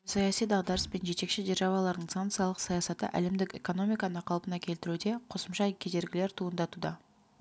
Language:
Kazakh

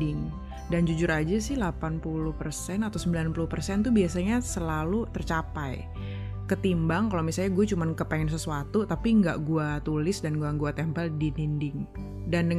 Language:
Indonesian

